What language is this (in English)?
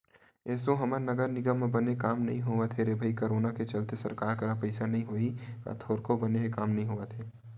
Chhattisgarhi